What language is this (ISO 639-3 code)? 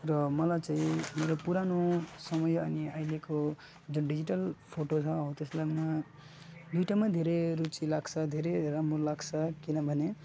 nep